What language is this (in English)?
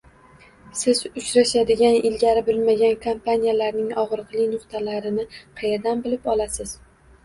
Uzbek